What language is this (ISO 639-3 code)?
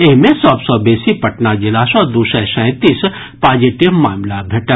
mai